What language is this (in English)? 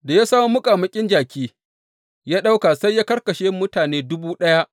Hausa